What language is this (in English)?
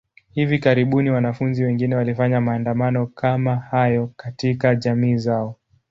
Swahili